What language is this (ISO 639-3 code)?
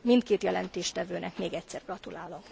hun